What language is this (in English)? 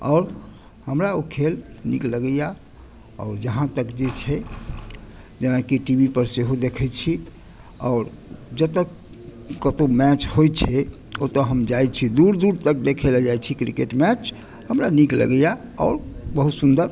Maithili